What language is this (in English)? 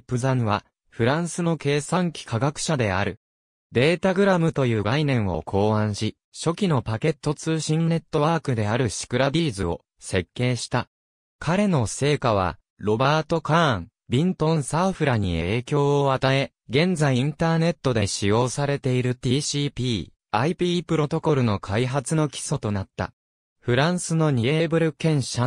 Japanese